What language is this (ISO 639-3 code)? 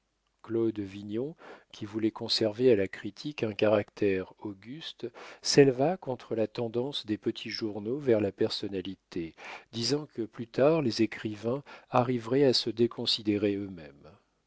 fra